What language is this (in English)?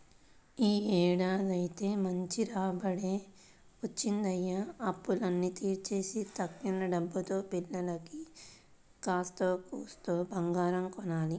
Telugu